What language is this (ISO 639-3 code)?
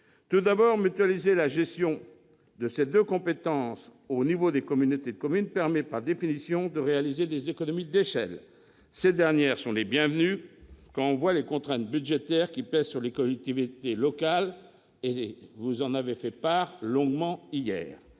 fra